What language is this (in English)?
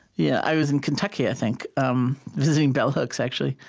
English